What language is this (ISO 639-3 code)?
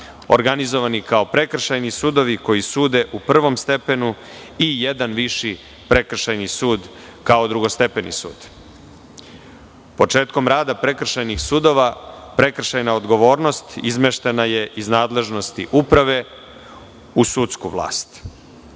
srp